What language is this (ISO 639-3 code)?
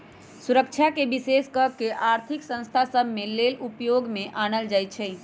mag